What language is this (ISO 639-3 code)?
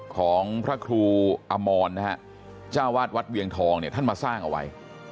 tha